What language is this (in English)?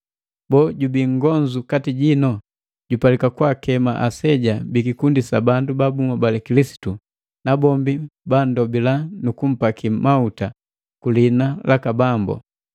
Matengo